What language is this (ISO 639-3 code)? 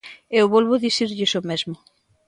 glg